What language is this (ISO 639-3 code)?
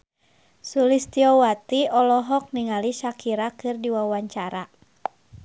sun